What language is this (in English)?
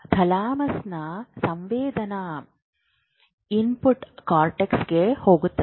Kannada